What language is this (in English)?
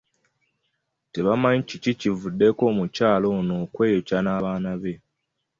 Ganda